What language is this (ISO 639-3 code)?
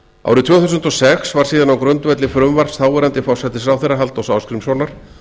isl